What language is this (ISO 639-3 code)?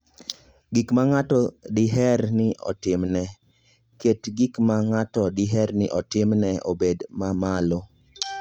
luo